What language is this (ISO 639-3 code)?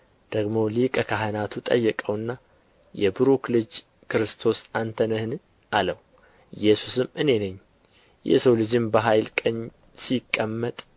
amh